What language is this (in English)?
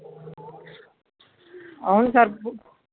Telugu